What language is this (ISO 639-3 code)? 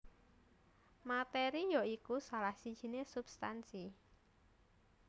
jav